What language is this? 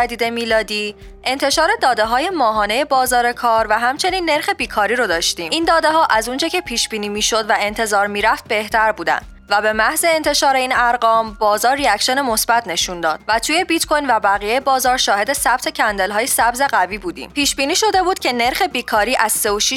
Persian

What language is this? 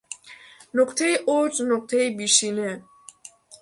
Persian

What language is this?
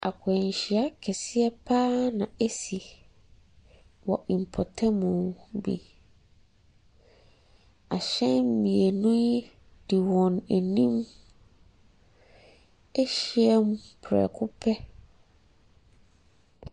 Akan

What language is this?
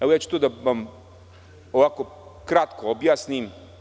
Serbian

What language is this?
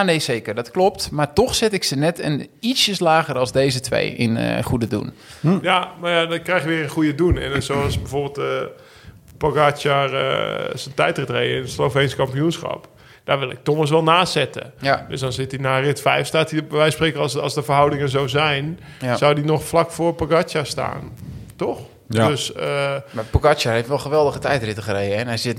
Dutch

